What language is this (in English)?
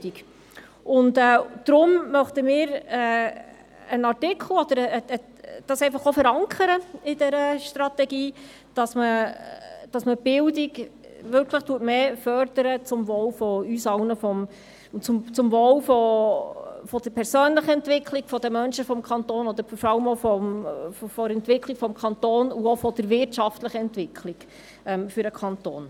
Swiss German